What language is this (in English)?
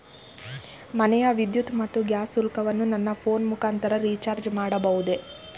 Kannada